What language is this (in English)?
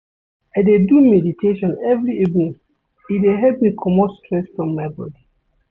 Nigerian Pidgin